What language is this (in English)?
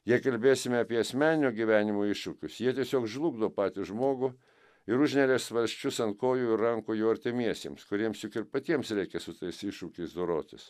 Lithuanian